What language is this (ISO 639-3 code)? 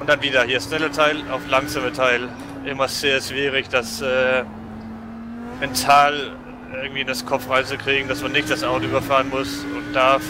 deu